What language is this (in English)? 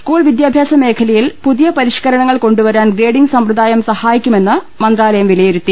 Malayalam